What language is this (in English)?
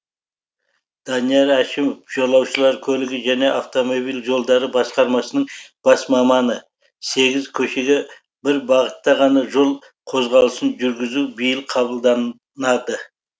Kazakh